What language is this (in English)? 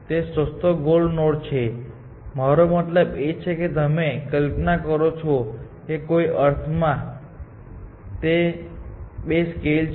Gujarati